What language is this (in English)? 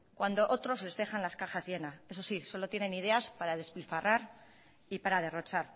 Spanish